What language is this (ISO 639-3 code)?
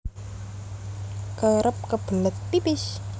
jav